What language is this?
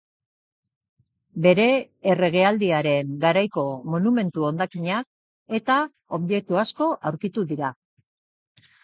Basque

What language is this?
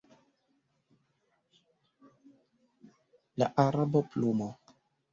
Esperanto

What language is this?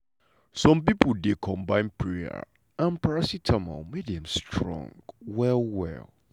Nigerian Pidgin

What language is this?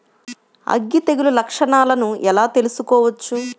Telugu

